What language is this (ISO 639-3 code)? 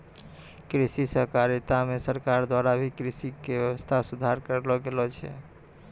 mai